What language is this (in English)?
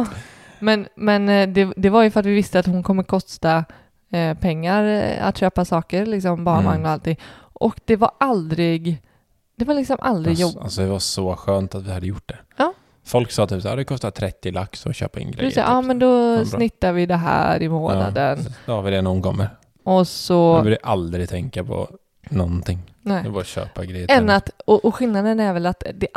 Swedish